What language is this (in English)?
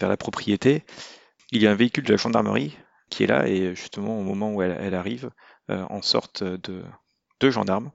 French